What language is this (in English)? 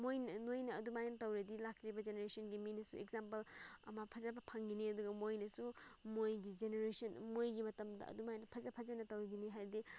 Manipuri